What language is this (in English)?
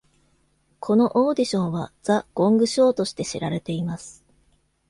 Japanese